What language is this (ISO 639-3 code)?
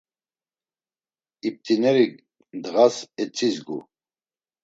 lzz